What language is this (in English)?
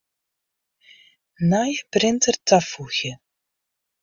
Western Frisian